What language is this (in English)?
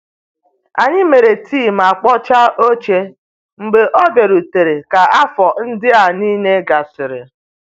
Igbo